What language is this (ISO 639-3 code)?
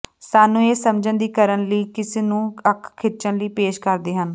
pan